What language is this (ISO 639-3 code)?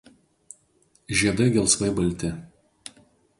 lit